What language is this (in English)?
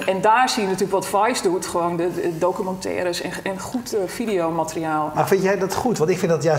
Dutch